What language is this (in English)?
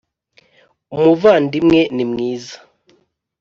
Kinyarwanda